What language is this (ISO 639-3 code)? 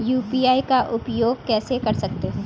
hin